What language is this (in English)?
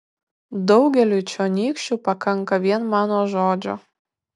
Lithuanian